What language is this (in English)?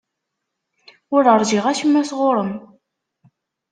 Kabyle